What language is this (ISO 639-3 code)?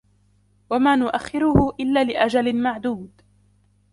ara